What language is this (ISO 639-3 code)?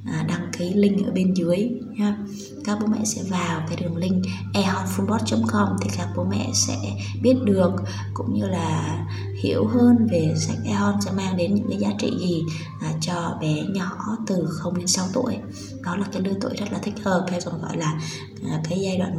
vie